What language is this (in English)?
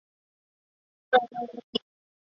Chinese